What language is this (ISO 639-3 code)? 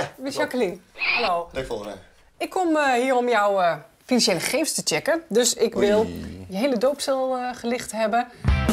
nld